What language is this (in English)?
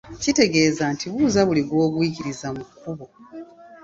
Ganda